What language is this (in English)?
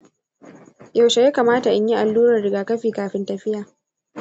Hausa